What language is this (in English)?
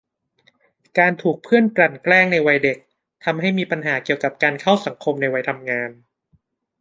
Thai